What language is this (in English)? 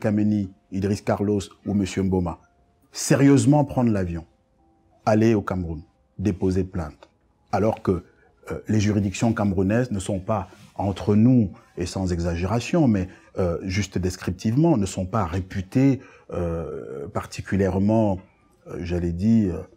French